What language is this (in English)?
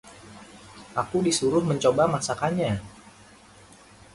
Indonesian